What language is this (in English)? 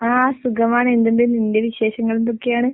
Malayalam